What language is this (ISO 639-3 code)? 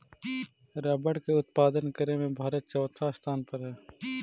mag